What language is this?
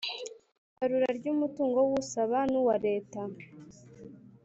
Kinyarwanda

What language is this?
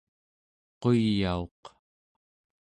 Central Yupik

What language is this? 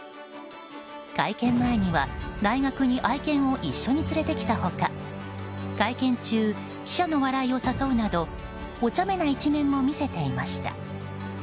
Japanese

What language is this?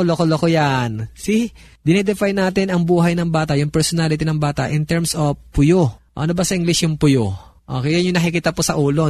Filipino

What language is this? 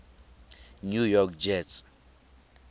Tswana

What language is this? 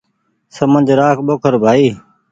Goaria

